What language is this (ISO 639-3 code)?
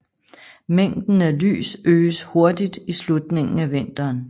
dan